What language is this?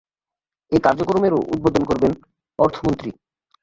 Bangla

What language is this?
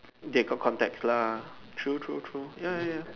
English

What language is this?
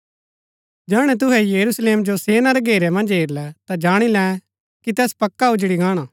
Gaddi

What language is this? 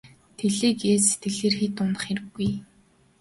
Mongolian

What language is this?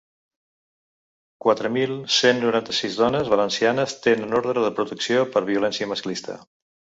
Catalan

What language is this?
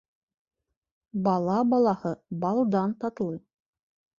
Bashkir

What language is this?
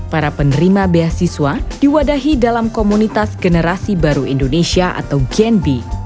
Indonesian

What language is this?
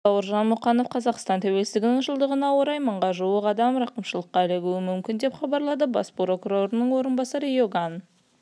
Kazakh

